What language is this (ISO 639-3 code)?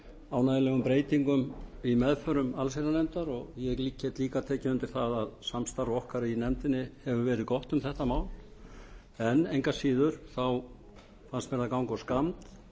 isl